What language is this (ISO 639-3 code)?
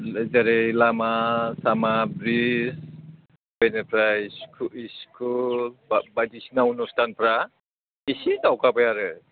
brx